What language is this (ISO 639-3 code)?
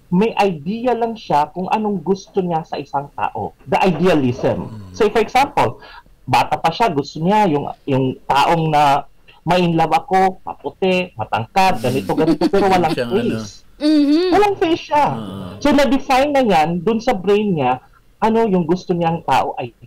fil